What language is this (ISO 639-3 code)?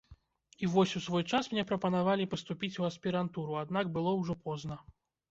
bel